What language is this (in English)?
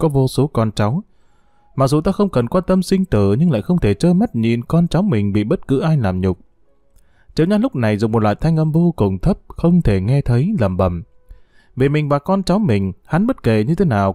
Vietnamese